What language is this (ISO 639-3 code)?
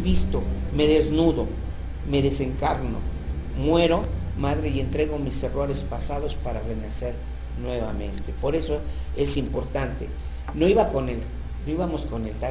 spa